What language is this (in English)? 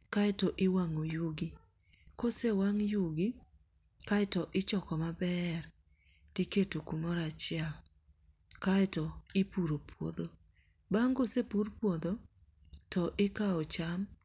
Luo (Kenya and Tanzania)